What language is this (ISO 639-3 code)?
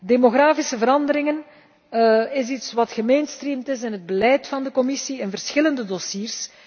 nld